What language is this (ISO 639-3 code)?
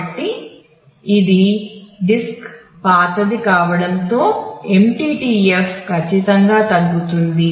tel